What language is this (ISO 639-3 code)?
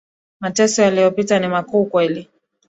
swa